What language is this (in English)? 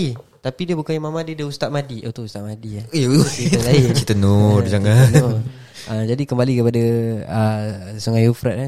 Malay